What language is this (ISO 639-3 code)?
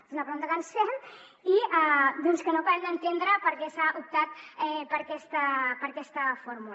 cat